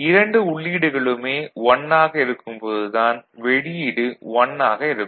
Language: Tamil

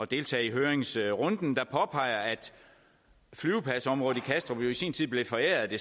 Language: Danish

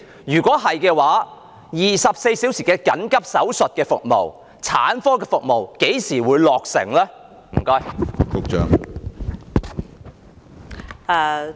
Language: Cantonese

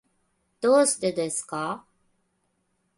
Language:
Japanese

